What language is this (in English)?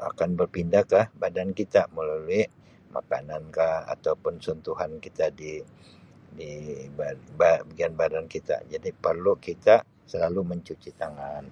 Sabah Malay